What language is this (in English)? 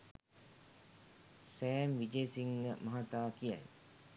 Sinhala